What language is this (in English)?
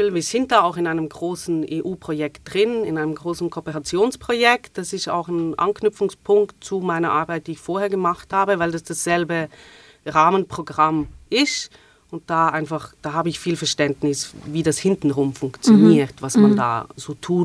German